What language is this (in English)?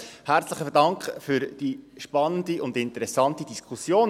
Swiss German